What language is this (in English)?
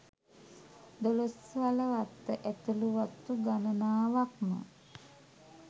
Sinhala